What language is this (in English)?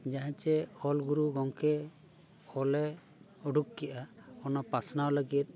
Santali